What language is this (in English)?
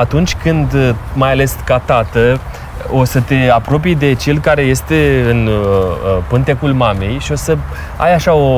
Romanian